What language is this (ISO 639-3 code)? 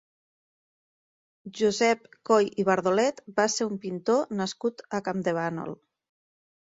cat